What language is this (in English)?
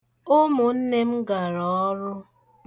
Igbo